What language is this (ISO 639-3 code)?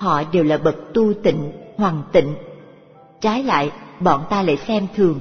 vie